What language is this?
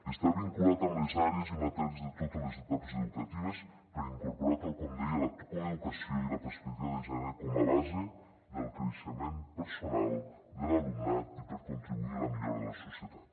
Catalan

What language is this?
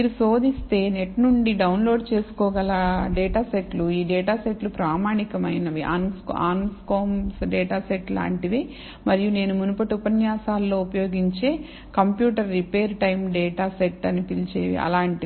Telugu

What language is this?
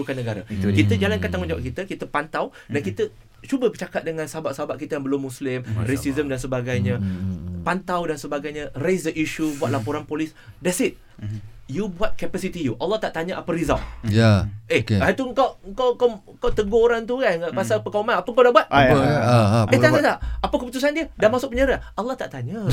Malay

